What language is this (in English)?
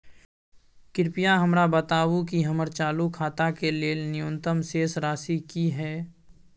Maithili